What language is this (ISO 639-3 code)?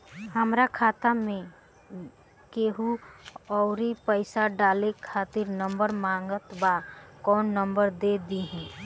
bho